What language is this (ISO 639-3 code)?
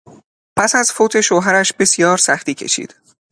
fas